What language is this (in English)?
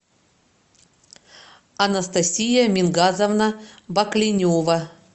Russian